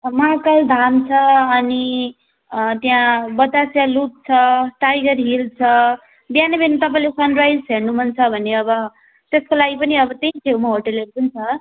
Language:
Nepali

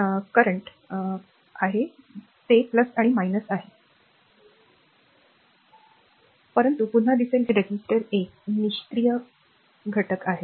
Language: Marathi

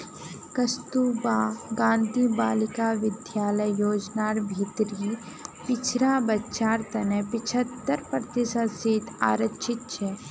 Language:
Magahi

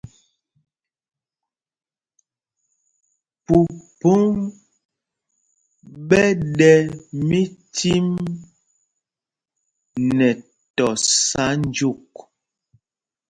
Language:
Mpumpong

